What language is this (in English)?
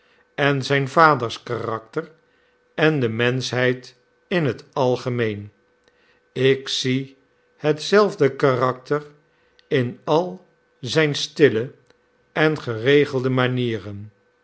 Dutch